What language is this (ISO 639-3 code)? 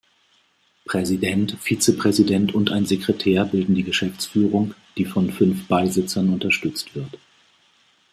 deu